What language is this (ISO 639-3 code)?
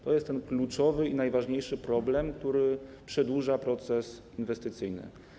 pol